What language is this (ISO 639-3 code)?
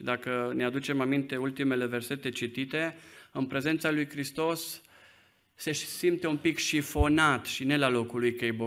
ron